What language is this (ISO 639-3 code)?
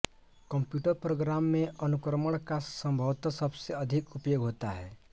hin